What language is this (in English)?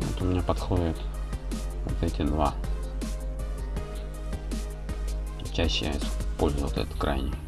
Russian